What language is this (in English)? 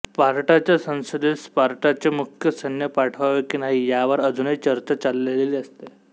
Marathi